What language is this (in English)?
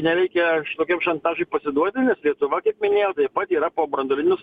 Lithuanian